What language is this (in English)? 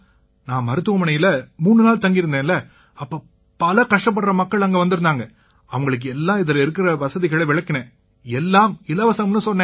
Tamil